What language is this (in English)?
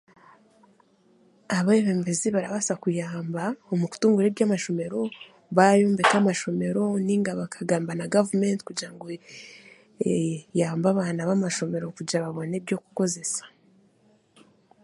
Chiga